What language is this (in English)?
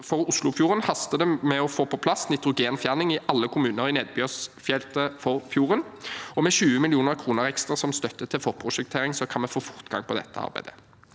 Norwegian